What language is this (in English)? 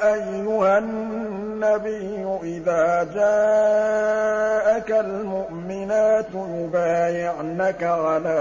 Arabic